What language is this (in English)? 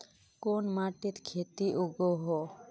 Magahi